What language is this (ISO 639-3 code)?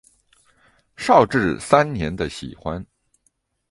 zho